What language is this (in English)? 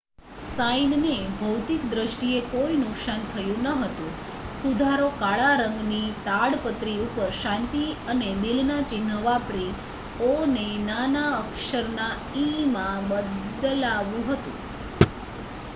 Gujarati